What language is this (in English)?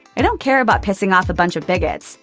English